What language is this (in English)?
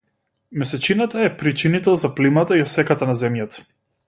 Macedonian